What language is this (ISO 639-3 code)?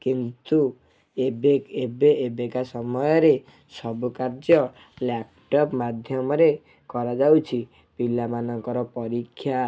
ori